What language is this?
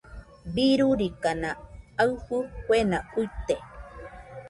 Nüpode Huitoto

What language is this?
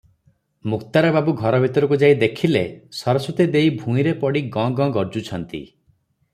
Odia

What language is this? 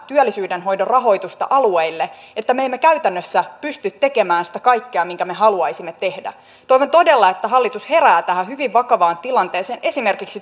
Finnish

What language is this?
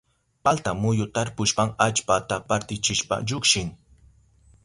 Southern Pastaza Quechua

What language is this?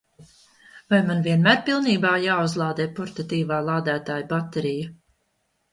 Latvian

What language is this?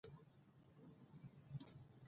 Pashto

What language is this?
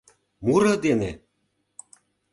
Mari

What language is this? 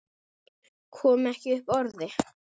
Icelandic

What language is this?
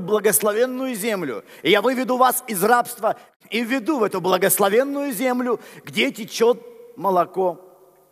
Russian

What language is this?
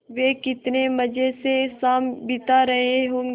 Hindi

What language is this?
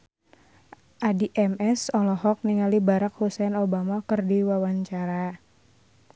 Sundanese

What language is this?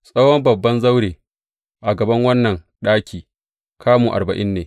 Hausa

